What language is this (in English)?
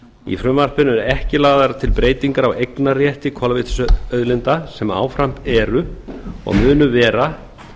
Icelandic